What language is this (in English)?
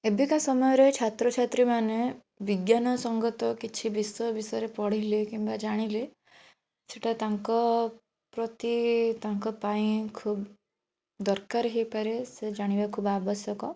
Odia